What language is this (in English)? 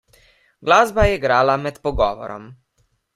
Slovenian